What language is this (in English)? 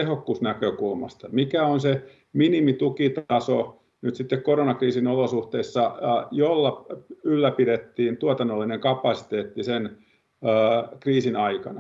Finnish